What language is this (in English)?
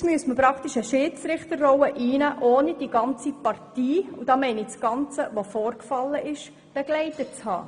Swiss German